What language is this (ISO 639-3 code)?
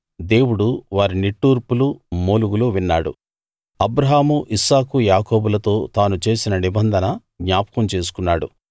tel